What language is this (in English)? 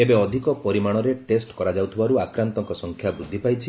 Odia